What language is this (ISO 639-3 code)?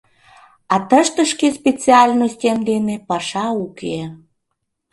chm